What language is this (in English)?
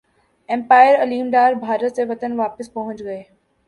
Urdu